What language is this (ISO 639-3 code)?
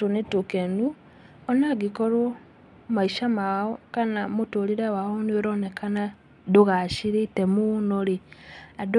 kik